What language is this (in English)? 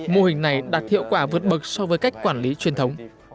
Vietnamese